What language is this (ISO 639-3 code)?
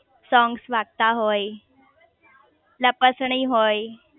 guj